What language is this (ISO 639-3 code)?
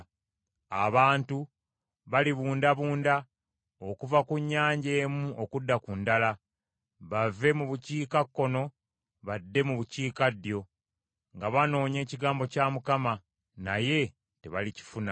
lug